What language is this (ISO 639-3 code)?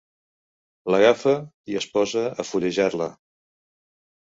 cat